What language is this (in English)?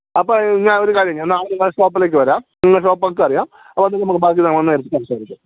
Malayalam